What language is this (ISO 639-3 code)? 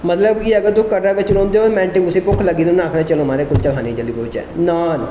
doi